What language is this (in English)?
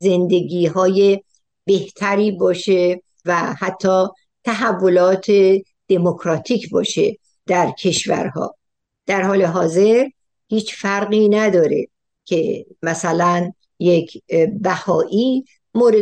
Persian